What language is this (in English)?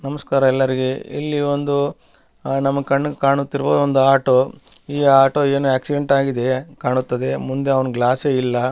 Kannada